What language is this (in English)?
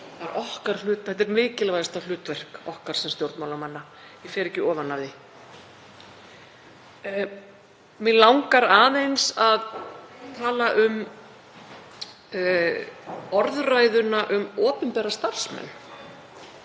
Icelandic